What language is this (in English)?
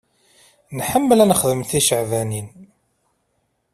Kabyle